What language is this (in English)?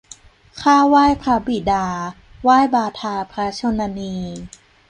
Thai